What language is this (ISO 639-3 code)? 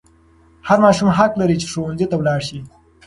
pus